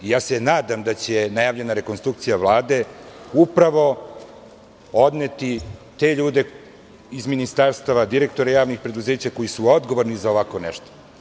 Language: Serbian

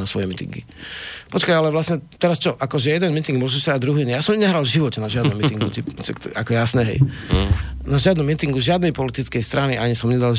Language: Slovak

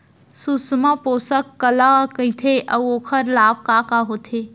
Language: Chhattisgarhi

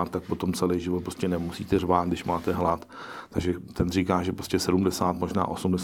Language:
Czech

